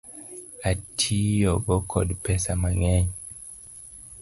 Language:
Luo (Kenya and Tanzania)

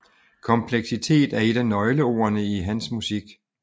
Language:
Danish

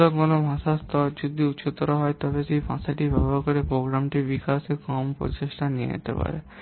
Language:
Bangla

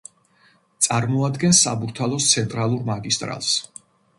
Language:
Georgian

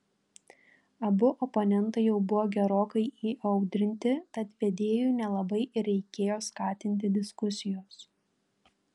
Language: Lithuanian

